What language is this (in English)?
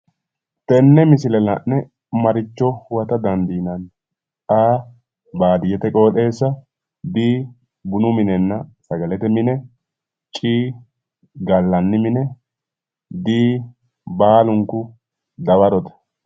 Sidamo